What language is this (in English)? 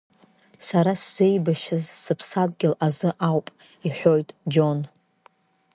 Abkhazian